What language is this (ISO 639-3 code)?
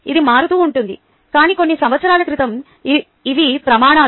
tel